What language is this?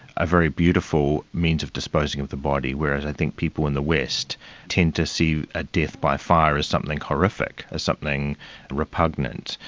English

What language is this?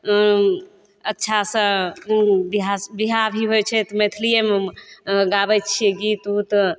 Maithili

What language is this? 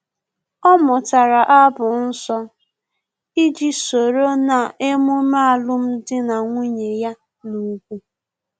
Igbo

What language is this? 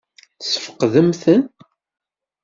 Kabyle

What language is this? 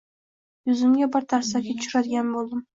Uzbek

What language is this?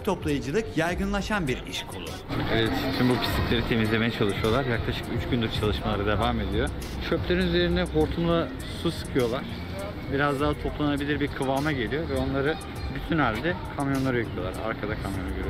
Turkish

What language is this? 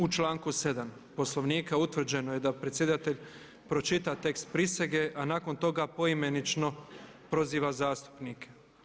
Croatian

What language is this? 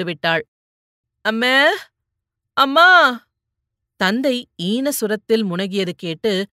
Tamil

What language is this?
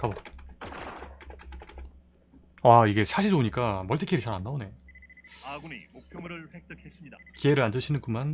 Korean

